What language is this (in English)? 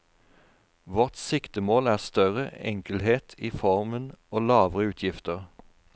Norwegian